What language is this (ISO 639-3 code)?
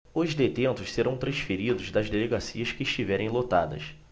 por